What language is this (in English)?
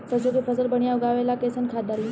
Bhojpuri